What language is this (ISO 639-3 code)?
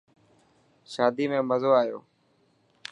mki